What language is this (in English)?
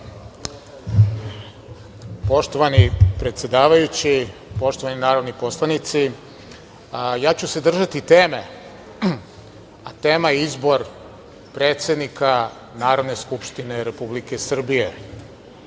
Serbian